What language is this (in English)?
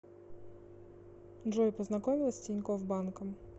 Russian